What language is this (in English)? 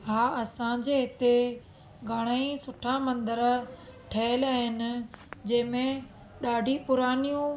Sindhi